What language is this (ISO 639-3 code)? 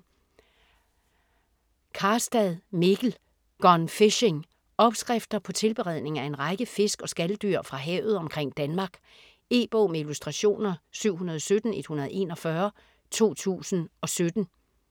dan